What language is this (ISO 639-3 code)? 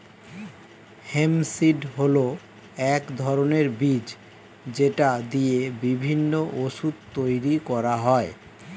ben